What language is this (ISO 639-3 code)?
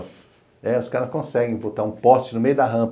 por